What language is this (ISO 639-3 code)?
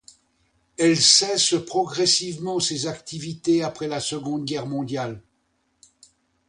fra